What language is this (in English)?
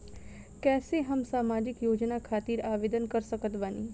Bhojpuri